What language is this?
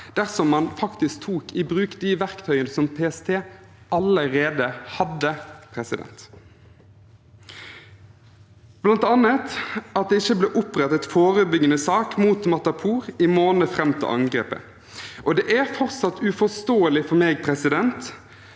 Norwegian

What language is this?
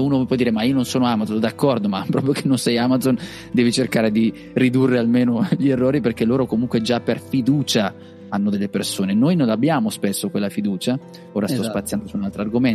Italian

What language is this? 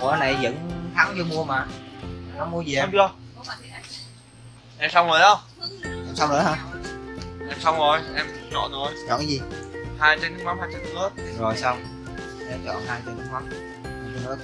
Vietnamese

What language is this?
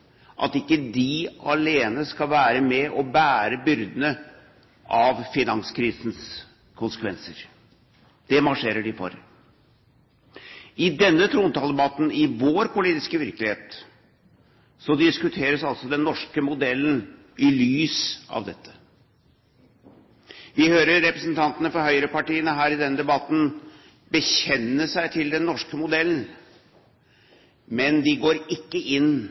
Norwegian Bokmål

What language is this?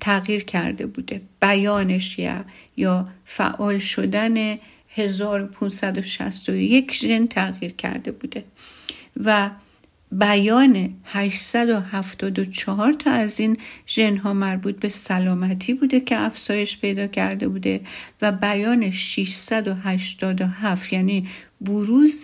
Persian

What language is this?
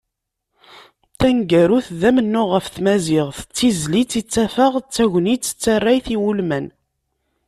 Kabyle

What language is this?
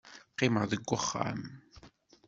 Kabyle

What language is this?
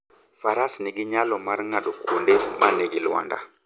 Luo (Kenya and Tanzania)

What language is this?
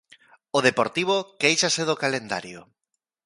Galician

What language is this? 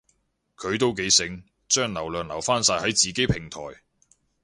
Cantonese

